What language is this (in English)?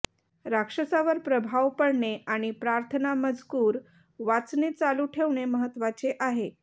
Marathi